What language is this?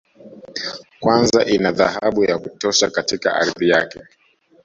Swahili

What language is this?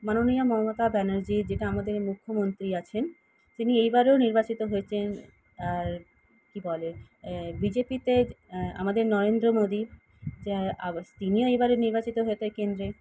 Bangla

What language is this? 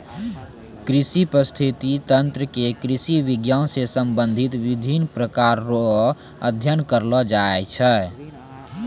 Maithili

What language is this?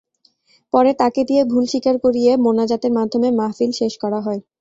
Bangla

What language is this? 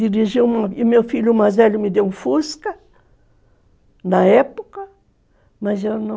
Portuguese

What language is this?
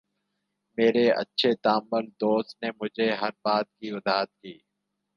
Urdu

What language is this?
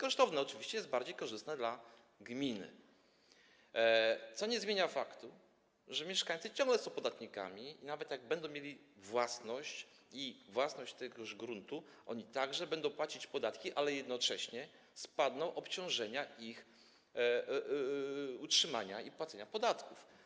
Polish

